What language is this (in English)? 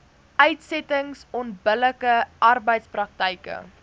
Afrikaans